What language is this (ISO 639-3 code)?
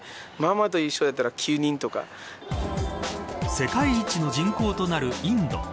jpn